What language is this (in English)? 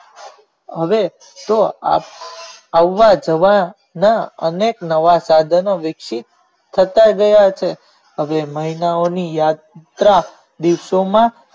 Gujarati